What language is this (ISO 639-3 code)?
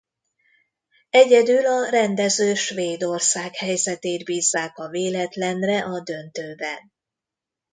hun